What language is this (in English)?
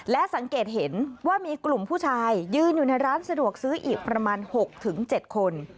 Thai